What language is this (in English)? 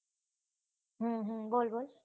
Gujarati